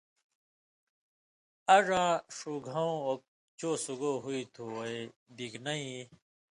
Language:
Indus Kohistani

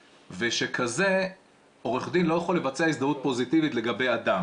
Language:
Hebrew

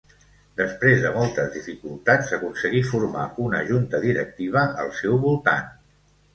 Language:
Catalan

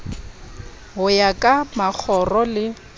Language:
Southern Sotho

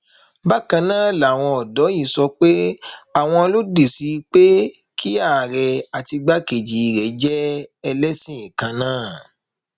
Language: Yoruba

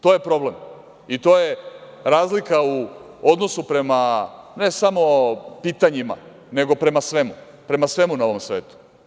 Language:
Serbian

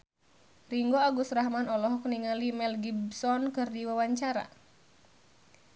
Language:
Sundanese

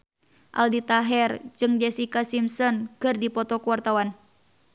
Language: Sundanese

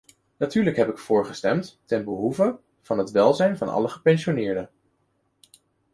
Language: Dutch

